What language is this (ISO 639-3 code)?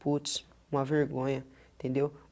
por